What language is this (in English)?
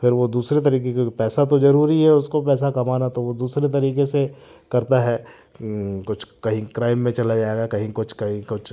Hindi